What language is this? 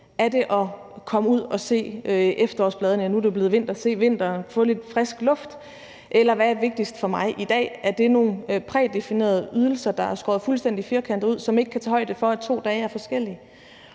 Danish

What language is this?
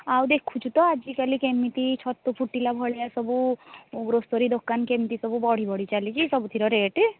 Odia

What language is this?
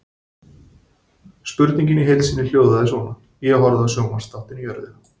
Icelandic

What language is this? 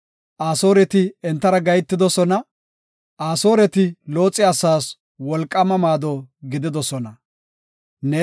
Gofa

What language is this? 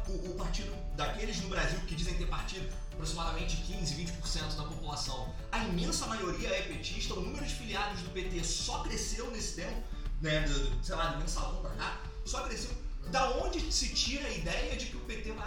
Portuguese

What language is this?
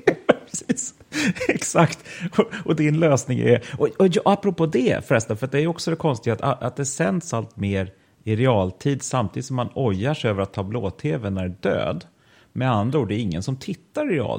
Swedish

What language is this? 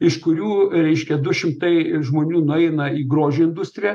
Lithuanian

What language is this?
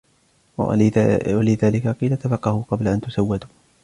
Arabic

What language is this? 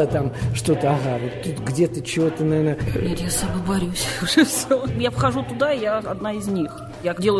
Russian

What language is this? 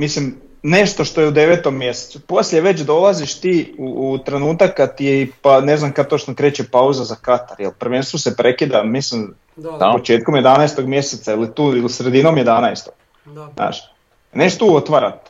Croatian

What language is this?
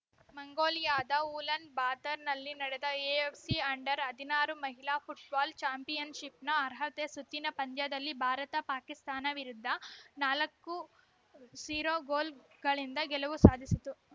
Kannada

